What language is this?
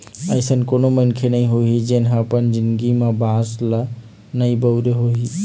Chhattisgarhi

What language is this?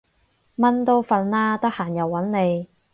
Cantonese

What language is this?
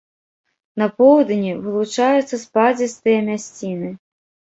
Belarusian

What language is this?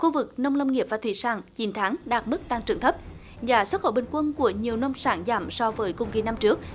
Vietnamese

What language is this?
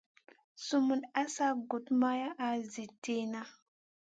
Masana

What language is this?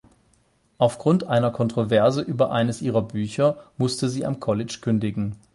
German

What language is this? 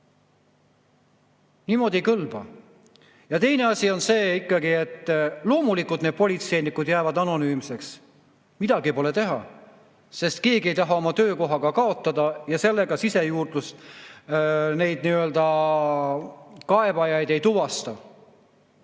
Estonian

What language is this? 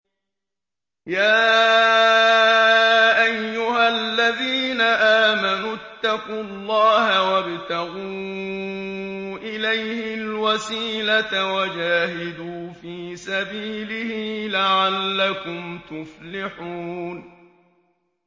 Arabic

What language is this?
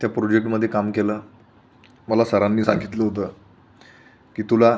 Marathi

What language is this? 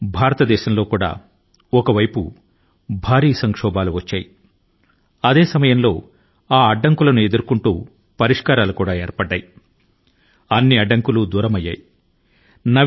Telugu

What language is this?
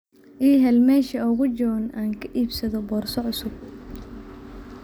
Somali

